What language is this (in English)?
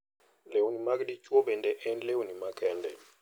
Luo (Kenya and Tanzania)